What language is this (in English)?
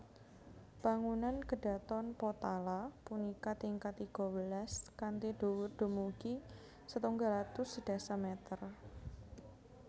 Javanese